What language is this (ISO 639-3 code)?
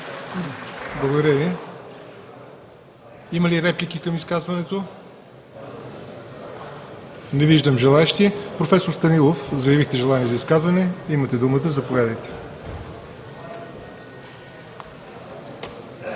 bul